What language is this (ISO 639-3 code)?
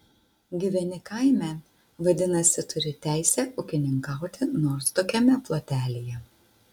lit